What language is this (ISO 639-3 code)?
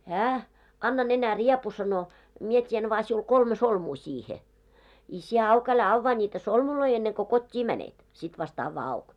fin